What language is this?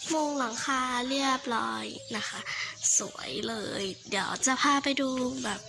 Thai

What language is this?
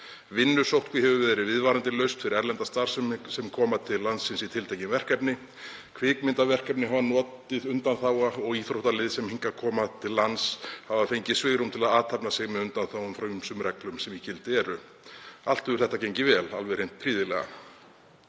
Icelandic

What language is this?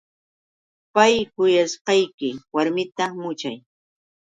Yauyos Quechua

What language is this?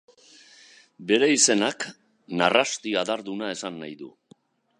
Basque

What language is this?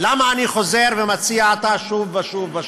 Hebrew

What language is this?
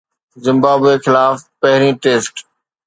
Sindhi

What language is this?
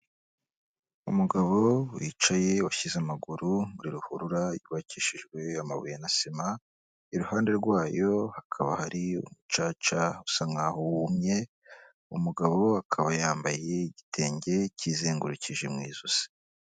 Kinyarwanda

